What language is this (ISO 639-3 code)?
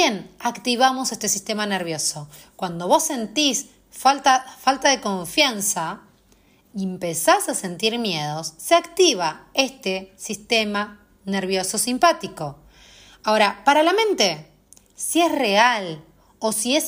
spa